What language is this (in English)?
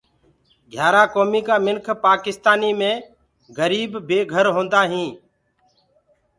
Gurgula